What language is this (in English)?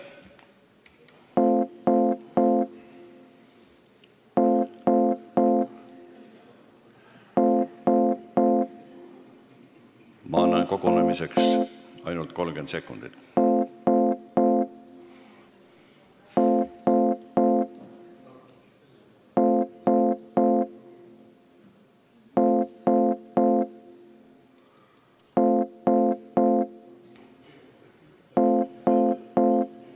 Estonian